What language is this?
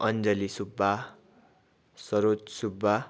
Nepali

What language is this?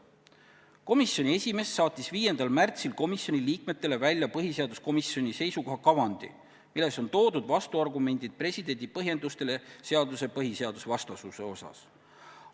Estonian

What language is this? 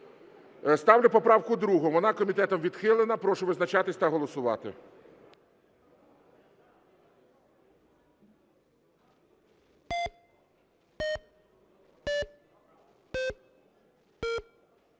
Ukrainian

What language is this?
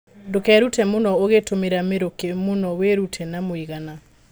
Kikuyu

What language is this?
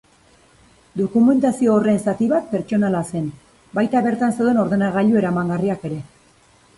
Basque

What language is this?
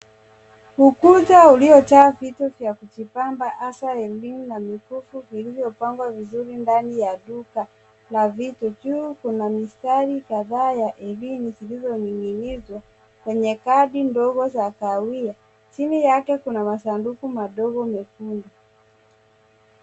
Swahili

